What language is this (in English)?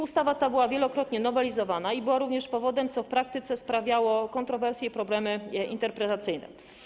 Polish